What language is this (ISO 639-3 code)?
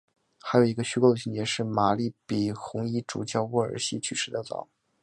zho